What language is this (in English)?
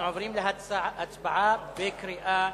Hebrew